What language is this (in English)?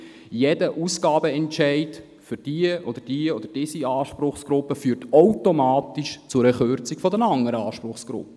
Swiss German